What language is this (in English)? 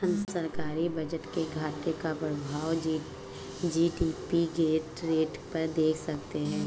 Hindi